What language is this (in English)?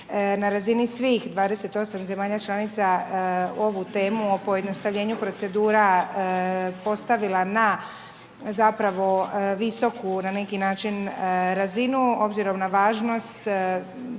Croatian